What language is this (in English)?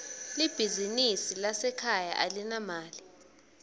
Swati